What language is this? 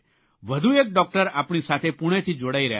Gujarati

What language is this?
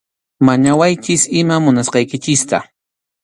Arequipa-La Unión Quechua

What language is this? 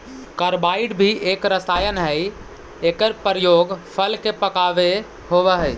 Magahi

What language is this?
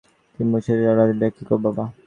Bangla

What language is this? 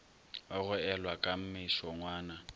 Northern Sotho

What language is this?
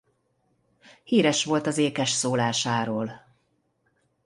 Hungarian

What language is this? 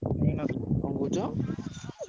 Odia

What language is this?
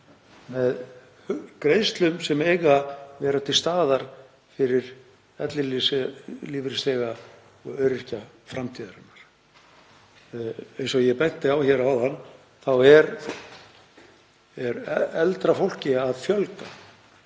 Icelandic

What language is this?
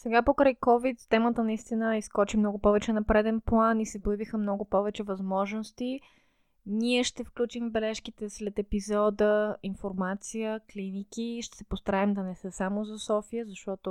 Bulgarian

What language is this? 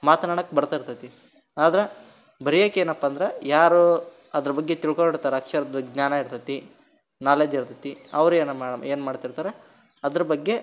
Kannada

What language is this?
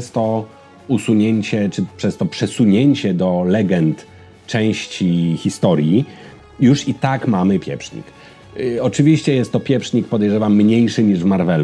Polish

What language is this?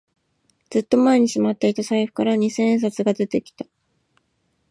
Japanese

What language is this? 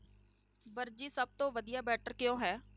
Punjabi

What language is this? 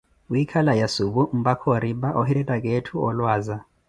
Koti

